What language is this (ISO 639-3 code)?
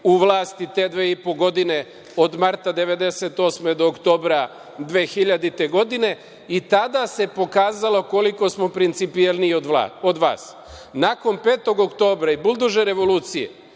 srp